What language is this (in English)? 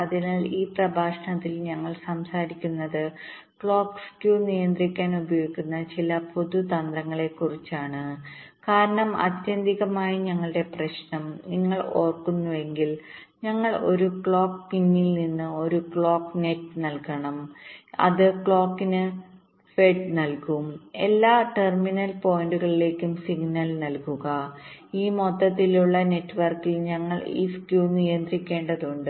Malayalam